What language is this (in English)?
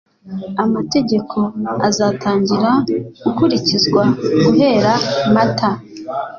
Kinyarwanda